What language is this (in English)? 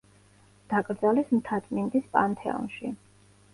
Georgian